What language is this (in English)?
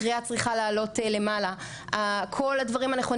Hebrew